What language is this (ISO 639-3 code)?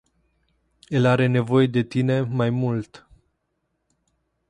ron